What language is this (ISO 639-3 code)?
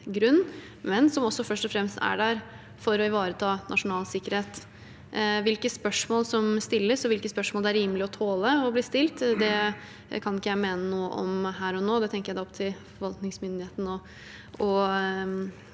nor